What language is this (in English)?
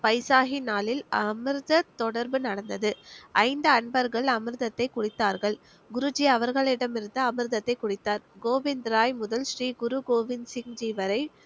Tamil